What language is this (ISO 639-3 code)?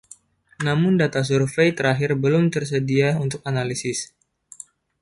ind